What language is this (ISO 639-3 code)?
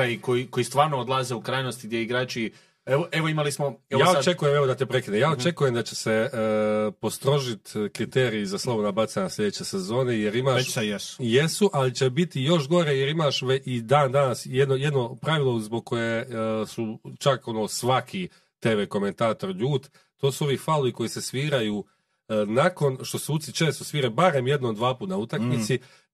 hrv